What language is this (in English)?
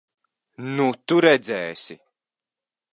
Latvian